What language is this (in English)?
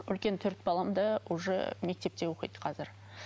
Kazakh